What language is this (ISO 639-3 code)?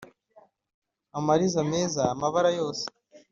kin